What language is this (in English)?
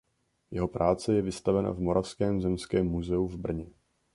Czech